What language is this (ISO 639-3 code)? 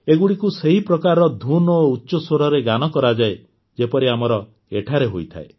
ori